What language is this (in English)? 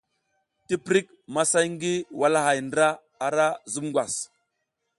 South Giziga